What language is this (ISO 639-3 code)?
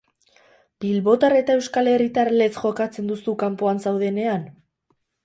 eus